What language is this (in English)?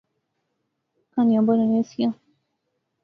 Pahari-Potwari